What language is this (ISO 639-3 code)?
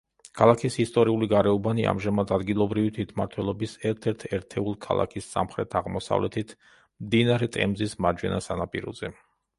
kat